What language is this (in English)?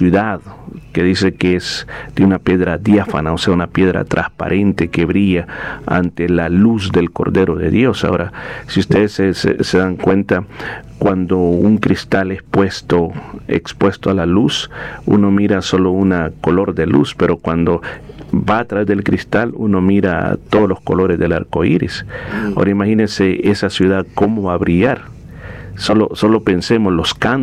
Spanish